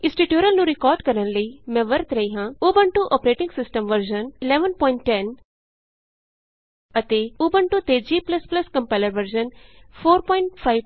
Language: Punjabi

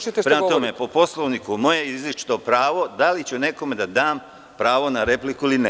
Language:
Serbian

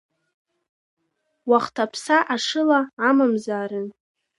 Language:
Abkhazian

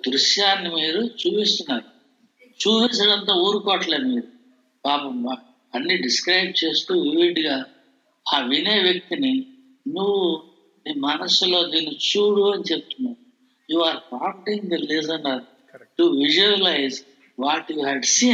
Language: Telugu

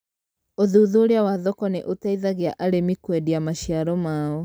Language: Kikuyu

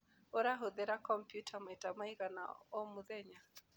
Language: Kikuyu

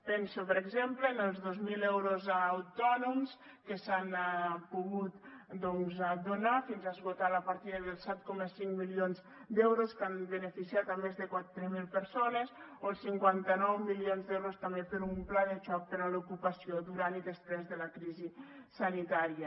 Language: Catalan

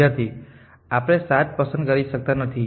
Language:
Gujarati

